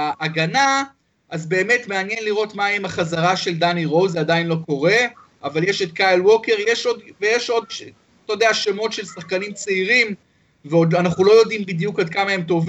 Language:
Hebrew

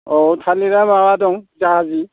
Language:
Bodo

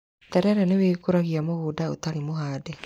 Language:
Kikuyu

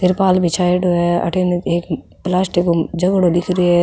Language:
Rajasthani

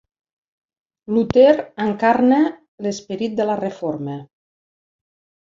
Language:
Catalan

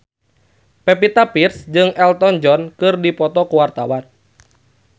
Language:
Sundanese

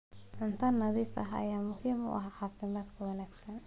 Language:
Somali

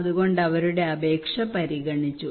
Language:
Malayalam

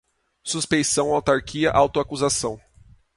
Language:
Portuguese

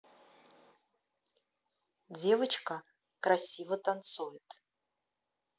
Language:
Russian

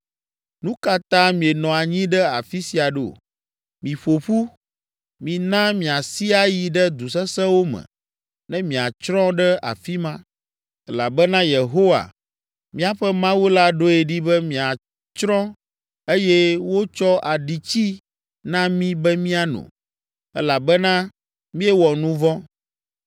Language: Ewe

